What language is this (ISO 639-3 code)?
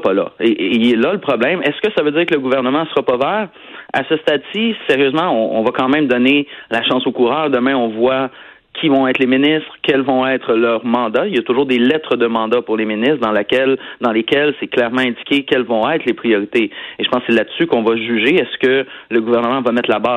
fra